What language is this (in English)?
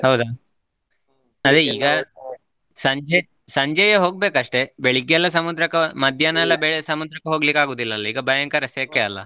Kannada